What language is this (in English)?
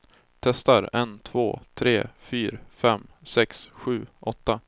Swedish